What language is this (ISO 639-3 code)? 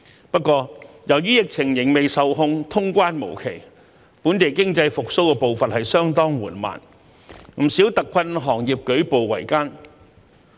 yue